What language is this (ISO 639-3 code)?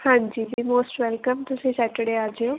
pan